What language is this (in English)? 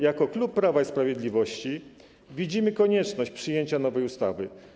Polish